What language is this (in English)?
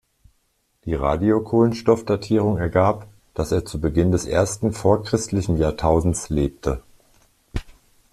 German